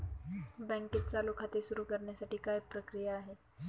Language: Marathi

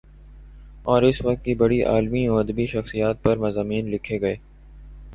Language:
Urdu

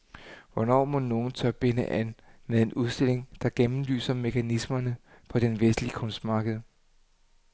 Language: Danish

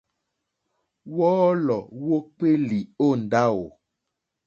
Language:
Mokpwe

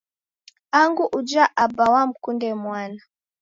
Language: Taita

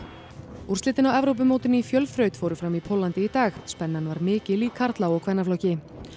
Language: Icelandic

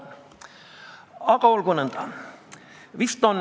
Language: Estonian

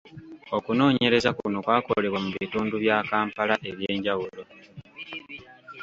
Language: Ganda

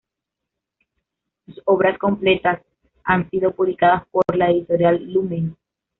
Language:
Spanish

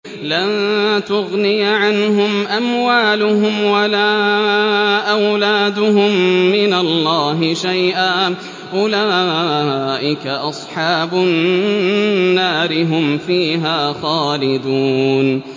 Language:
Arabic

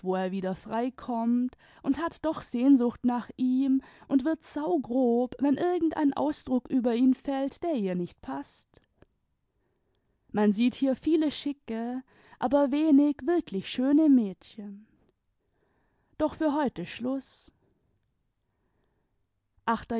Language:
German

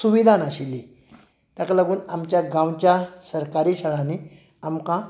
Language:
Konkani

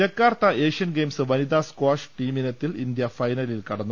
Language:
Malayalam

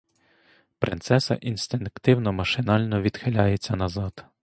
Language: Ukrainian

